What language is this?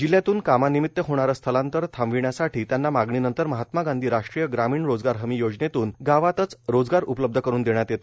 Marathi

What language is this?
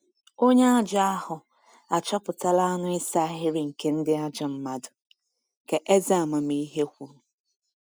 Igbo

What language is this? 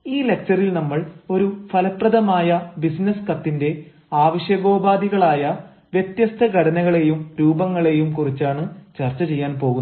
Malayalam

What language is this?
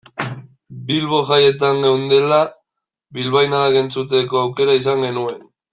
Basque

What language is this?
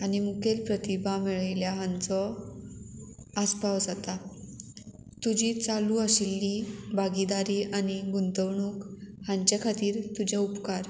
Konkani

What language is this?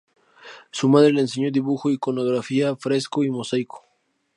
Spanish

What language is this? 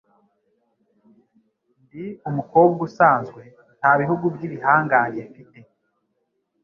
Kinyarwanda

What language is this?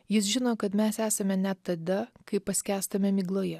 Lithuanian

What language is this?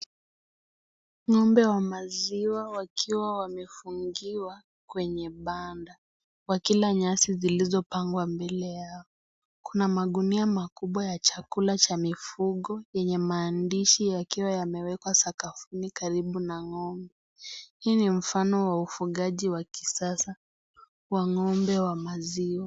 Swahili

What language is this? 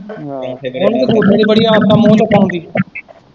Punjabi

